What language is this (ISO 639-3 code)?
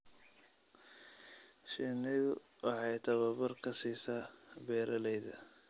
som